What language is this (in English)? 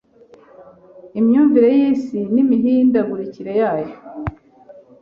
Kinyarwanda